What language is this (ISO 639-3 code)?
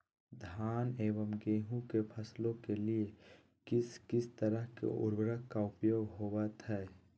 mag